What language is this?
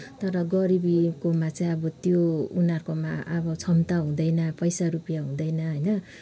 Nepali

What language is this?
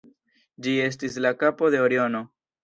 Esperanto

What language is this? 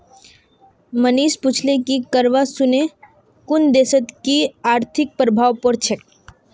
Magahi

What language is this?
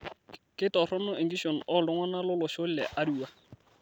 Masai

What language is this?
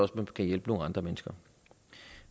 Danish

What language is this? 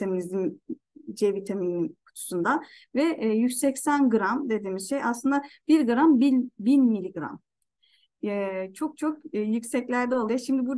Turkish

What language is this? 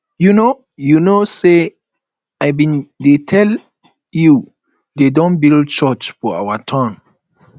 Nigerian Pidgin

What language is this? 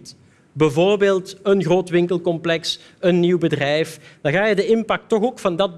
Dutch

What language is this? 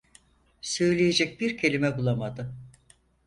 Turkish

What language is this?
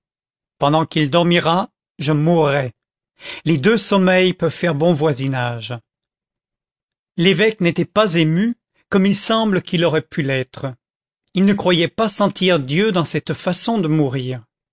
French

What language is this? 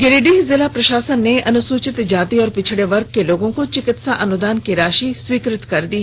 Hindi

